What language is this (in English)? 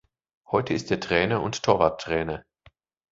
German